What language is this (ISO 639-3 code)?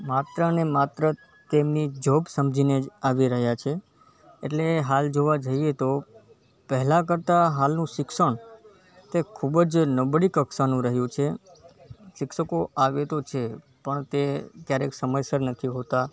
guj